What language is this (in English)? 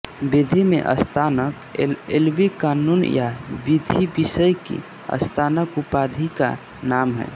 Hindi